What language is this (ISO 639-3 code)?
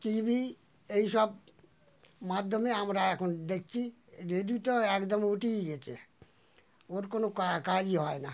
ben